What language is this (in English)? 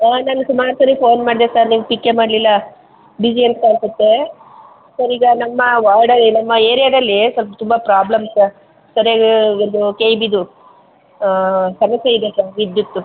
Kannada